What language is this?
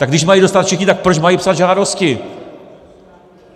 Czech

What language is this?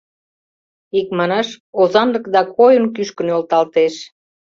Mari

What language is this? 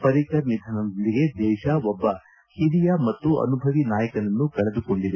Kannada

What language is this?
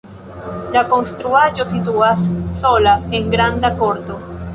Esperanto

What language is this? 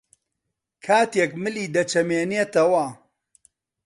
Central Kurdish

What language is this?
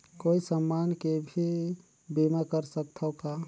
Chhattisgarhi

